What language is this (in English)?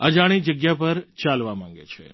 Gujarati